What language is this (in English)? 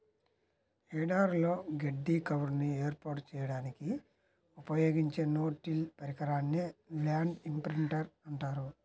Telugu